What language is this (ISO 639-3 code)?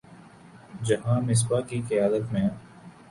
urd